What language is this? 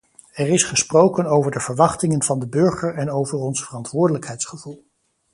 Dutch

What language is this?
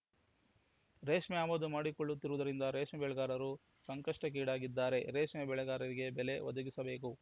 Kannada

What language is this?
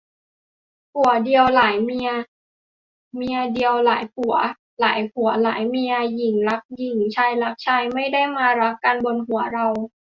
Thai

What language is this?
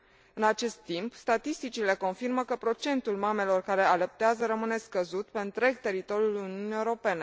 Romanian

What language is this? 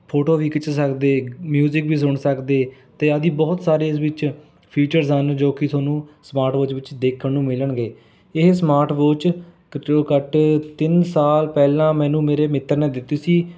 Punjabi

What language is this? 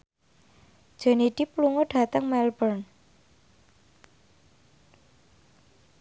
Javanese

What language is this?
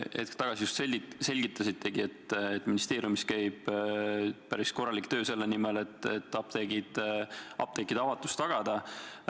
Estonian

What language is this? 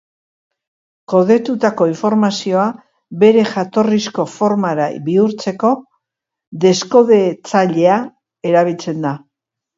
Basque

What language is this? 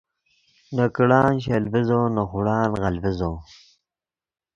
Yidgha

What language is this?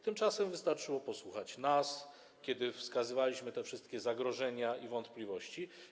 Polish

